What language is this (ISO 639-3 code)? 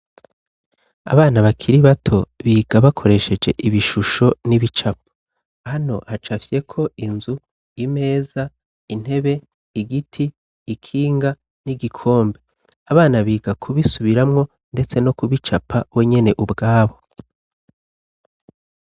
run